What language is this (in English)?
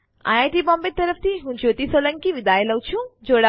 Gujarati